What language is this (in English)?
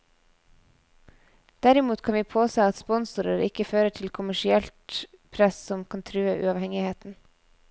Norwegian